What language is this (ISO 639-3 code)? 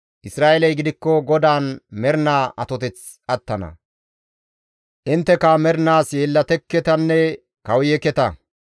gmv